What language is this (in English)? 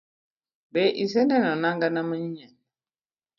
Luo (Kenya and Tanzania)